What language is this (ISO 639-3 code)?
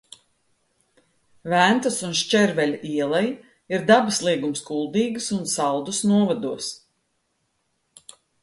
lav